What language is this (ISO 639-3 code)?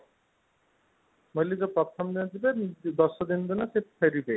ori